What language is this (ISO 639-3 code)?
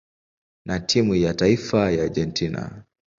swa